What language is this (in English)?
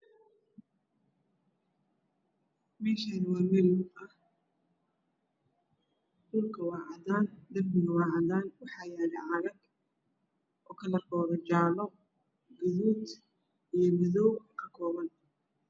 Somali